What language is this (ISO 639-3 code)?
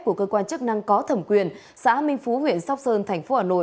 vie